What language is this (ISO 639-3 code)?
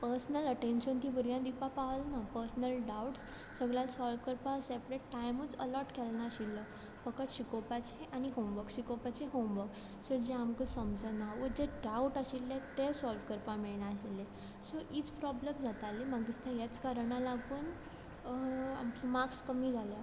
kok